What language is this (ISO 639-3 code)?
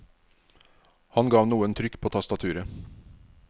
nor